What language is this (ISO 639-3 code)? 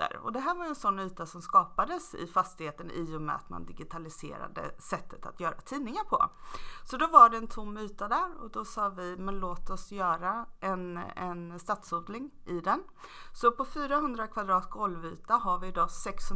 swe